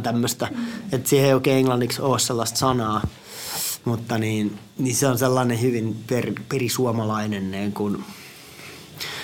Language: Finnish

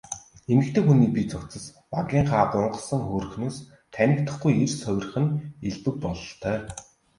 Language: Mongolian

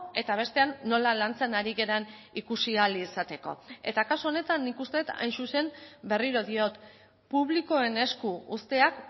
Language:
Basque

